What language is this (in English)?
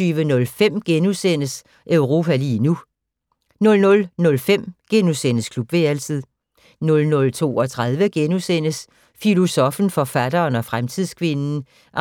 Danish